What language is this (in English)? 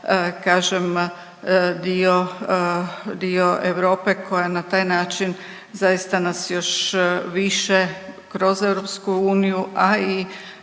Croatian